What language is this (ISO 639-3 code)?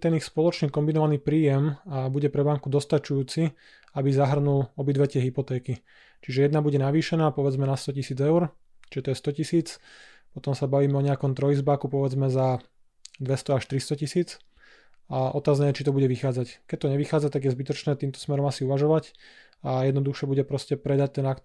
slk